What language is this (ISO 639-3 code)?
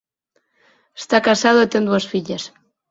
glg